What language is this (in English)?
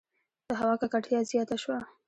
Pashto